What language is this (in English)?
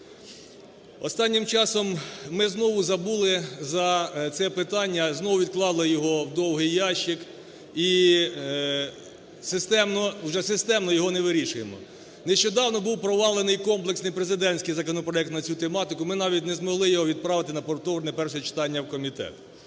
Ukrainian